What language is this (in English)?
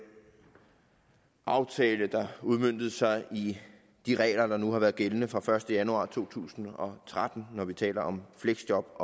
Danish